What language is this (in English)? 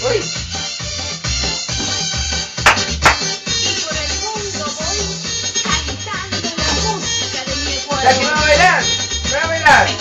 Spanish